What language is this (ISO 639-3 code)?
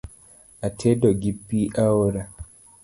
luo